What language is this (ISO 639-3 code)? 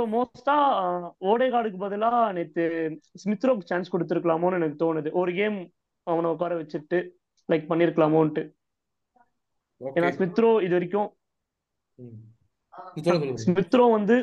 tam